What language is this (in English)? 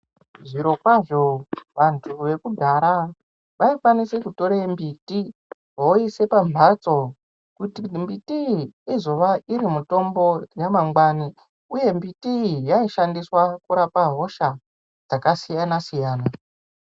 Ndau